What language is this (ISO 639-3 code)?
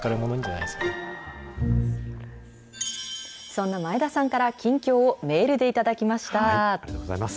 jpn